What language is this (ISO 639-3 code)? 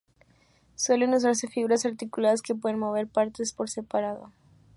spa